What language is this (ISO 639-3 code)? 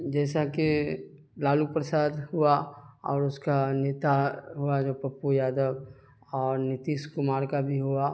urd